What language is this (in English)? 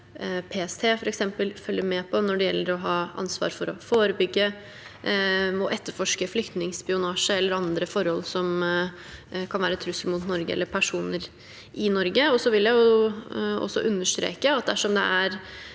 Norwegian